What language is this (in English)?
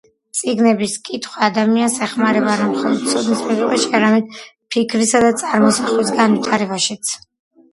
Georgian